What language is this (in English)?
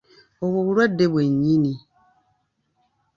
Ganda